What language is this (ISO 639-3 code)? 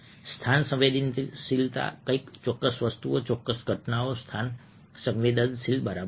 guj